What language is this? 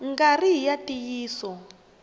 Tsonga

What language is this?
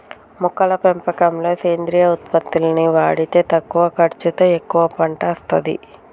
Telugu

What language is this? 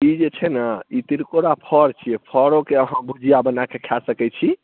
Maithili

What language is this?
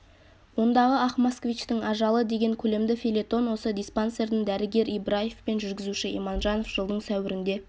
Kazakh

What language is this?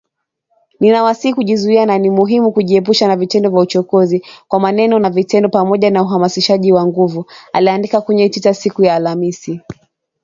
Swahili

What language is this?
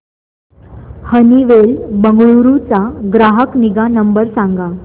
Marathi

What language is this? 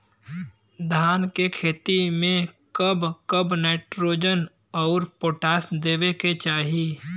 Bhojpuri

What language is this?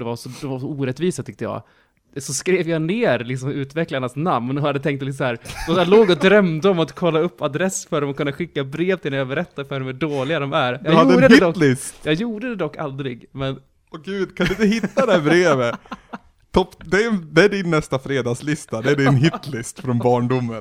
Swedish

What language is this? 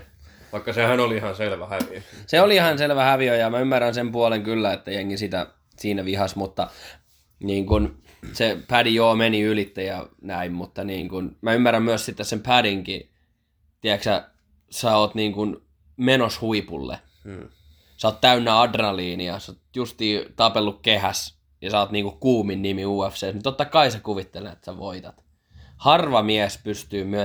Finnish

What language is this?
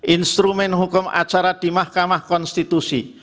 Indonesian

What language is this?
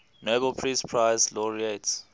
English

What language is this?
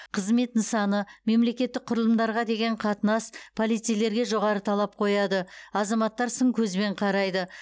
Kazakh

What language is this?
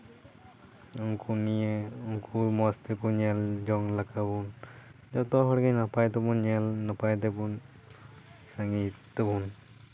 Santali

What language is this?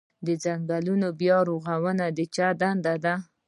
Pashto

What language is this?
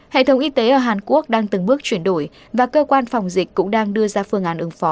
Vietnamese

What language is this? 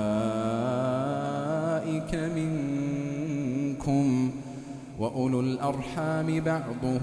Arabic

